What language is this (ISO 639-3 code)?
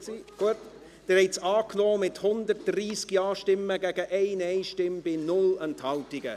gsw